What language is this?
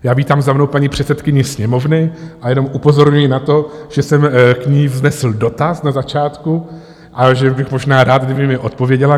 Czech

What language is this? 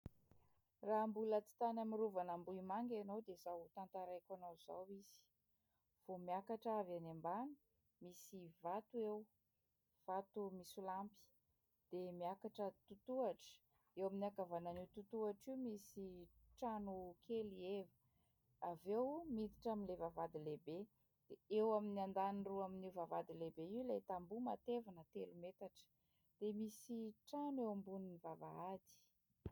Malagasy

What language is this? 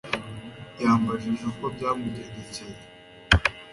Kinyarwanda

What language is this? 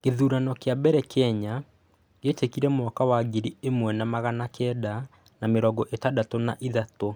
Kikuyu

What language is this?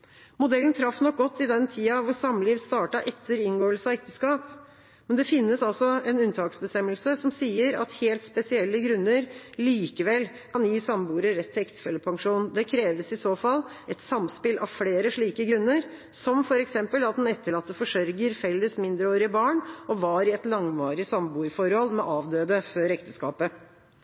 Norwegian Bokmål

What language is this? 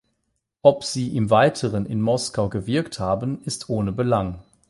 German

